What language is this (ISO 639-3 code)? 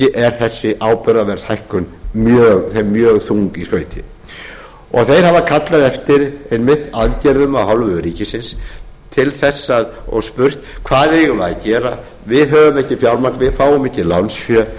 isl